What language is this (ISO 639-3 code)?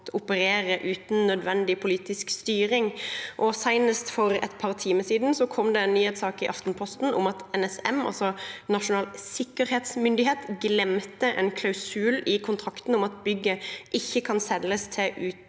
nor